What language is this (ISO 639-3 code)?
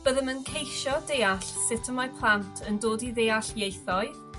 cym